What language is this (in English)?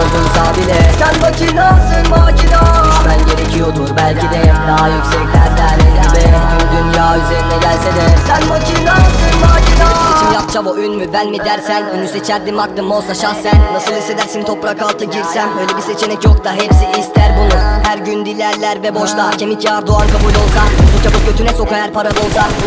Turkish